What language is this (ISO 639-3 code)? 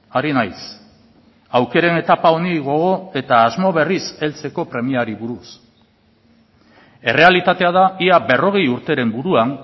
eus